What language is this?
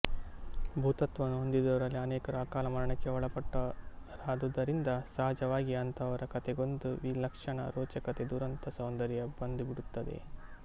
Kannada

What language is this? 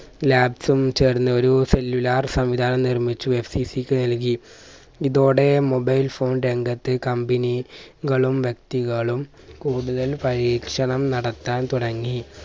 Malayalam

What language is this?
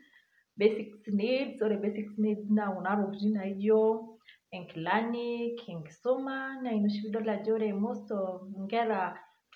Masai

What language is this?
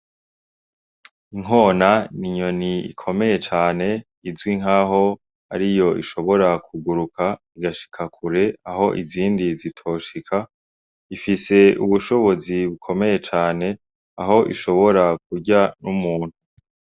Rundi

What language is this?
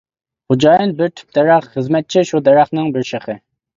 Uyghur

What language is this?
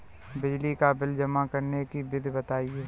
Hindi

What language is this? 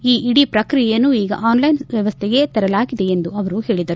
Kannada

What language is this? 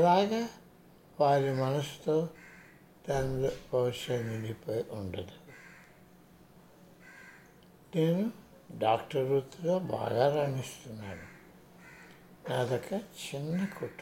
Hindi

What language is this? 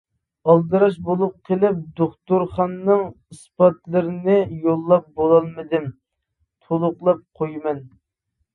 Uyghur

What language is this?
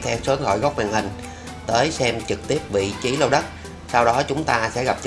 Vietnamese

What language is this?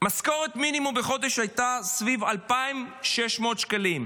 Hebrew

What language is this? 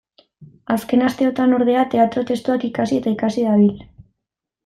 Basque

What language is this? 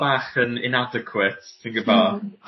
Welsh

